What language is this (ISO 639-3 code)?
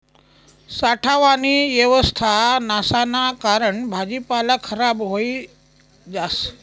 mar